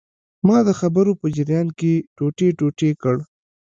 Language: Pashto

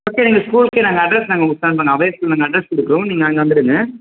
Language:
Tamil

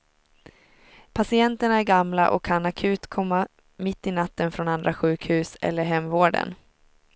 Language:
Swedish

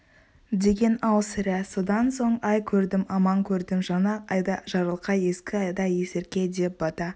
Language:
Kazakh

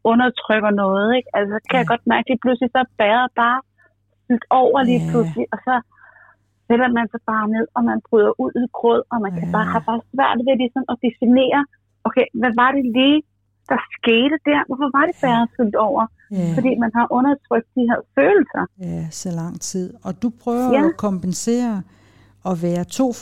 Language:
Danish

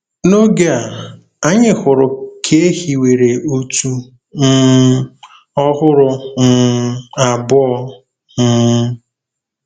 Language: Igbo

